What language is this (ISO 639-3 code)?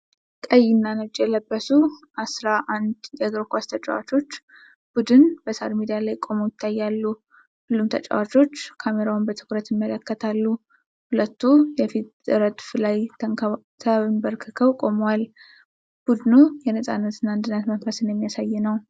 amh